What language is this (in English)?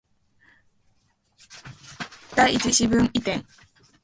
Japanese